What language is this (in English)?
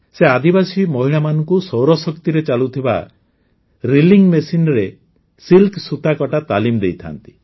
Odia